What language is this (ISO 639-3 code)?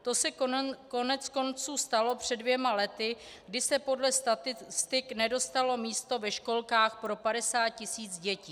ces